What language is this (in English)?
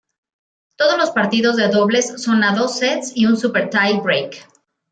Spanish